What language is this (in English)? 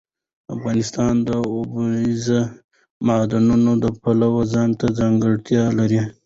Pashto